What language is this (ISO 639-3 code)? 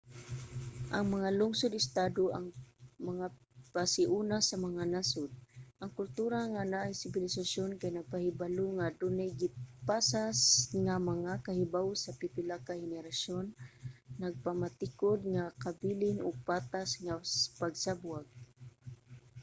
ceb